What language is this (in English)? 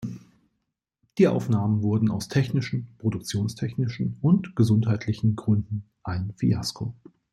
German